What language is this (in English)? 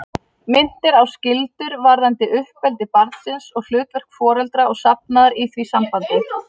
Icelandic